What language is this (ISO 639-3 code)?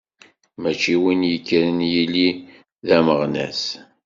kab